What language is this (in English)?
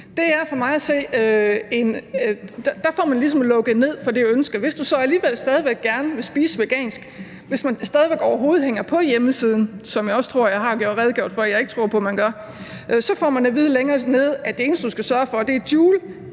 Danish